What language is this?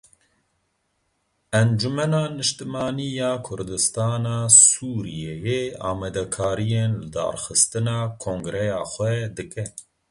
Kurdish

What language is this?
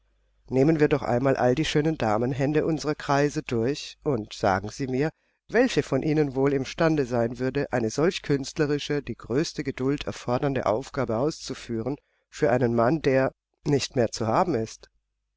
German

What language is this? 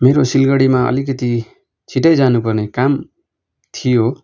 Nepali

